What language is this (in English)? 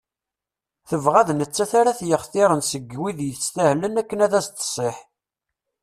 Kabyle